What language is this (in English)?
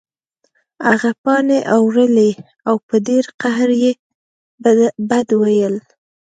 Pashto